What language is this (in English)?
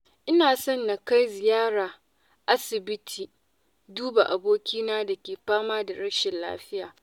Hausa